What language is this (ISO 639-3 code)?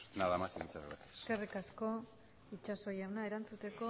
eus